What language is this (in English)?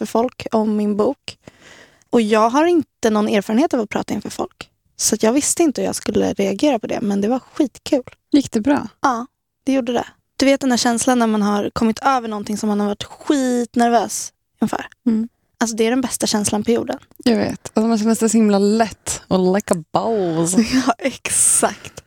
Swedish